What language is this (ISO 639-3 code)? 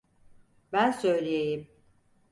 tur